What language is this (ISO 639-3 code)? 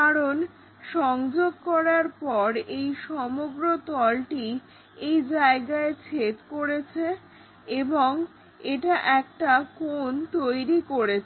ben